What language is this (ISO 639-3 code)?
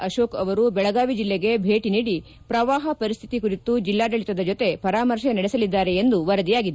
kan